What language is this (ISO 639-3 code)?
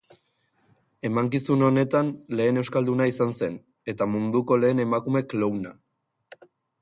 eus